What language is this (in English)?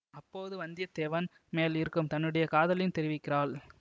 Tamil